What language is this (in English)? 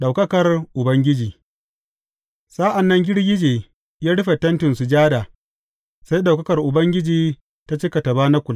Hausa